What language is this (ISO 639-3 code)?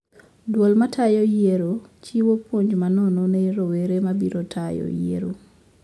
luo